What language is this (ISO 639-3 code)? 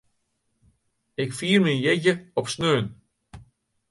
fry